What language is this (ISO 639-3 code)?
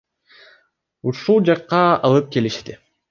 kir